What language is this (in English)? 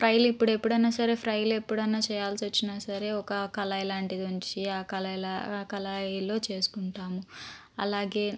Telugu